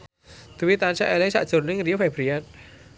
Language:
Javanese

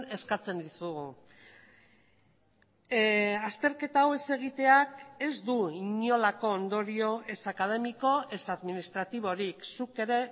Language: Basque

